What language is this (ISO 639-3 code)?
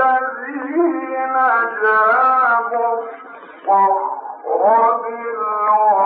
ara